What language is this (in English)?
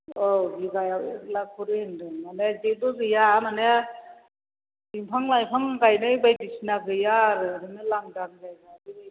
Bodo